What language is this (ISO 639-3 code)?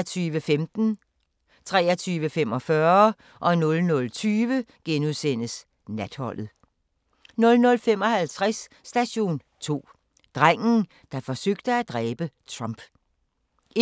dan